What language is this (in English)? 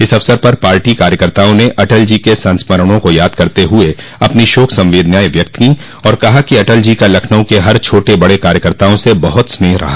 Hindi